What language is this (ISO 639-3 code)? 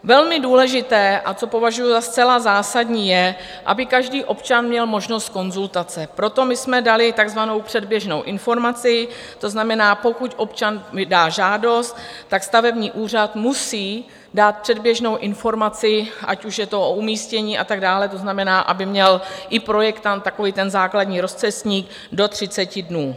ces